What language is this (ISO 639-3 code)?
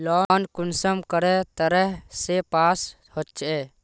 mag